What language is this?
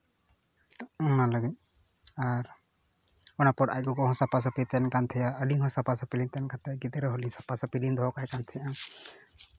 Santali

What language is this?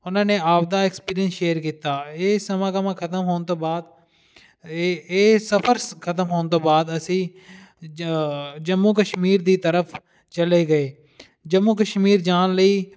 Punjabi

